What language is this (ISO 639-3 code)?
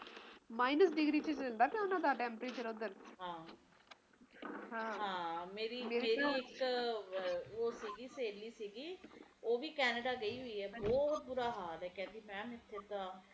pan